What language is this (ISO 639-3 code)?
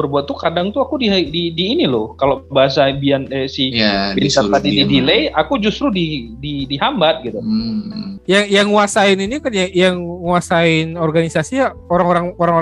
ind